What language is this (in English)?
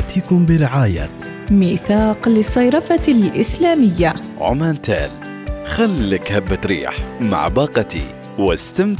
Arabic